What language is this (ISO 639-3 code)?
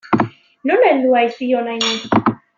eus